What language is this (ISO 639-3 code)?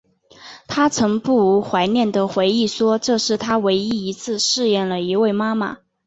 zho